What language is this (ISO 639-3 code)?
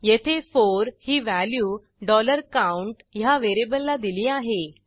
mar